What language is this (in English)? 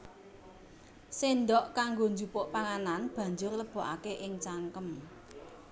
Javanese